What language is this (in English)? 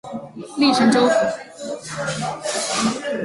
Chinese